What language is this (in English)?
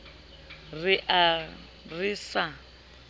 Southern Sotho